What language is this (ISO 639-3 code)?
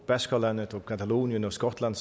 dan